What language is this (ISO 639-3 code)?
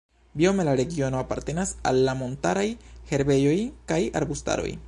epo